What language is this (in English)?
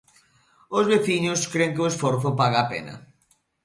Galician